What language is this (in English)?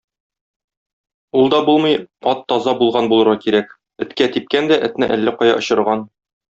Tatar